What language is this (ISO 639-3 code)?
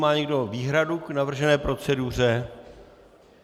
ces